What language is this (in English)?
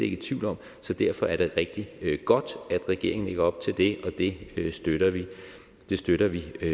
Danish